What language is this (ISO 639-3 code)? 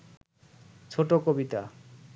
ben